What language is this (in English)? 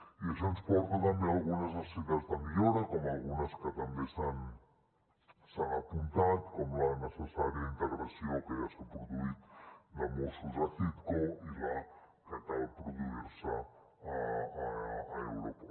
Catalan